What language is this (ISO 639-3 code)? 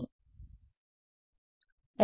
tel